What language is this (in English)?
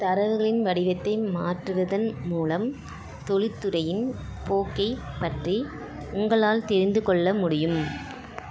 Tamil